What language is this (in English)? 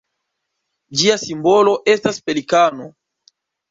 Esperanto